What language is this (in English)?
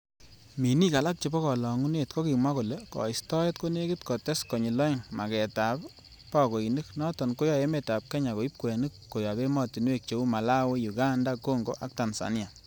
Kalenjin